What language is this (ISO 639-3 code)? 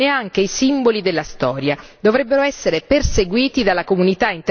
ita